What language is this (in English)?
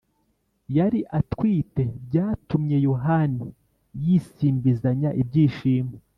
Kinyarwanda